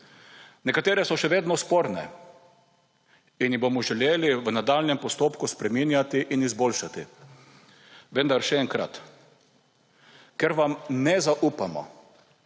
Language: Slovenian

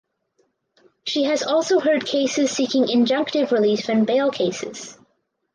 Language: English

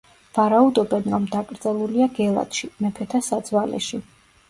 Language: Georgian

